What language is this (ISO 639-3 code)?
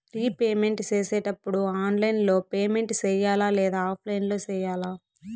tel